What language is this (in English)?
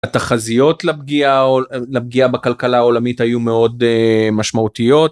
Hebrew